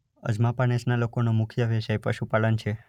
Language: Gujarati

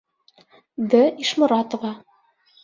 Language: Bashkir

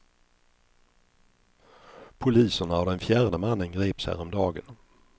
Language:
Swedish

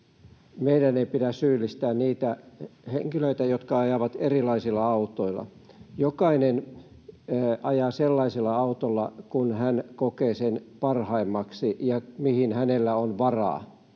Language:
Finnish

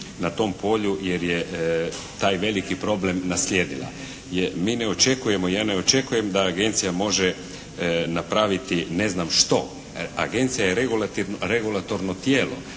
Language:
Croatian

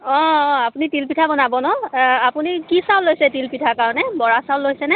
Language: Assamese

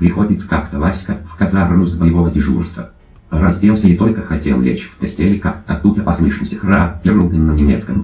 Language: Russian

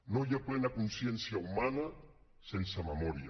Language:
Catalan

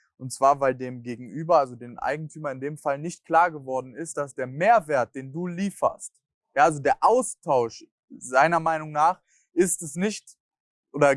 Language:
German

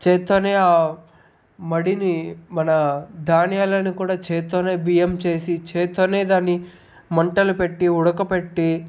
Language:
Telugu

